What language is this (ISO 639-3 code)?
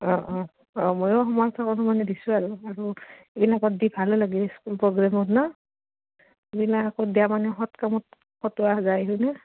asm